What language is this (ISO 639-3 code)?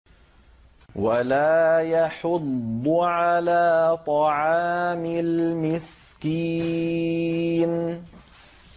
ara